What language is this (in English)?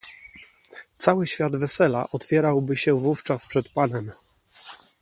Polish